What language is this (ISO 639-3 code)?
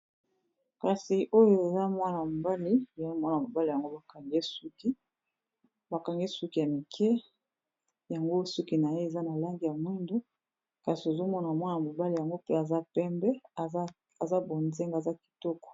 lin